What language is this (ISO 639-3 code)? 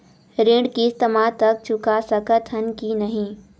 hne